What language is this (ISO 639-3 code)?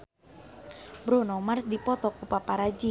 sun